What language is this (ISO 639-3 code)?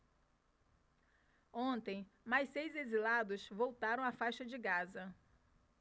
por